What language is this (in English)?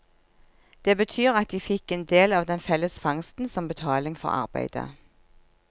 Norwegian